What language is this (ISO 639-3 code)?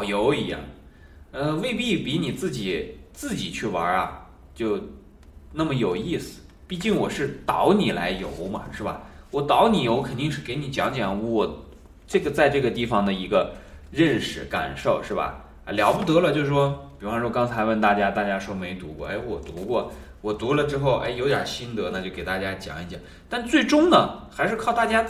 zho